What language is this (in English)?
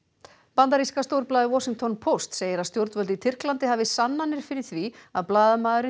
Icelandic